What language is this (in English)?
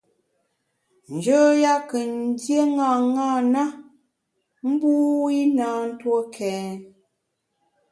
Bamun